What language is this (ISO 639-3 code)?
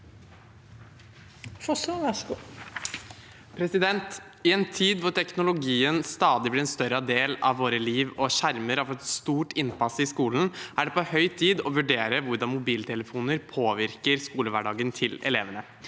nor